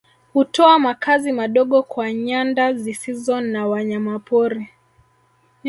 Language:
Swahili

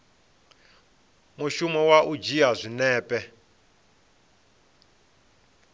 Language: Venda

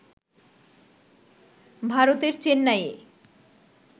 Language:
Bangla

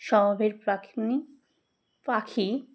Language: Bangla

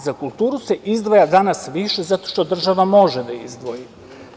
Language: Serbian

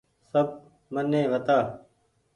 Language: Goaria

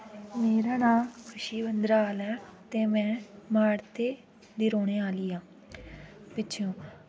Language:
Dogri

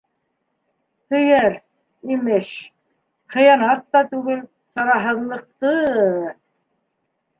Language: Bashkir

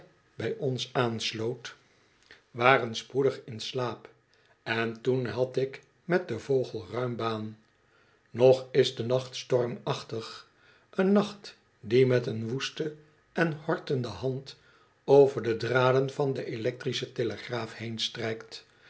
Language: Dutch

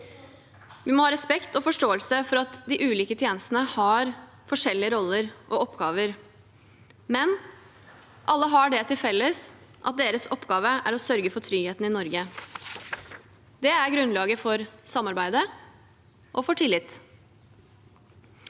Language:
Norwegian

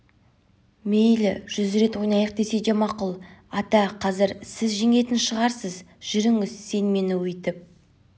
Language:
Kazakh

